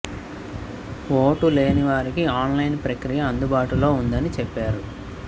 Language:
Telugu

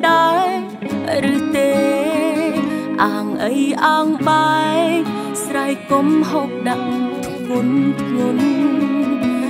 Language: Thai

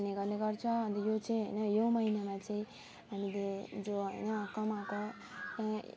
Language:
Nepali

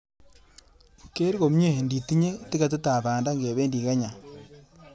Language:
Kalenjin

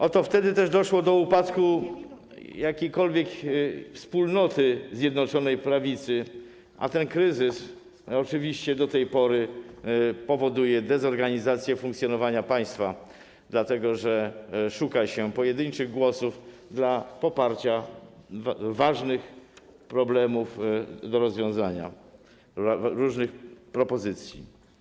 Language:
Polish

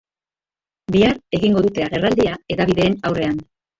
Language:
Basque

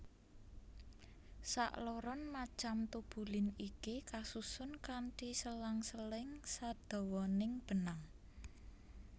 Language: Javanese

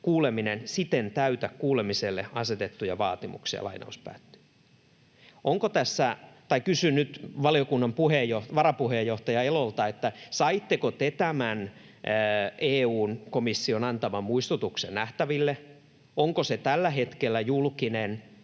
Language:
Finnish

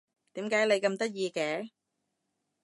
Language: Cantonese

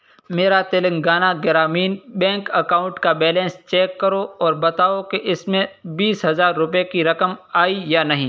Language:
Urdu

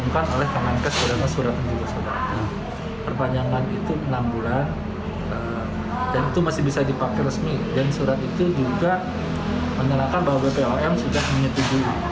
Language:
Indonesian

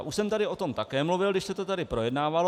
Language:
Czech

